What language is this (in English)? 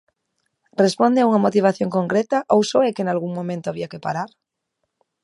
Galician